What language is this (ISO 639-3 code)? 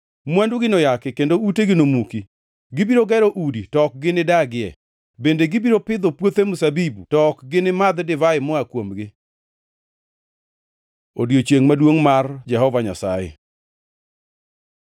luo